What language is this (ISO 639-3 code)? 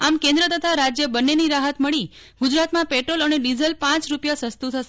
guj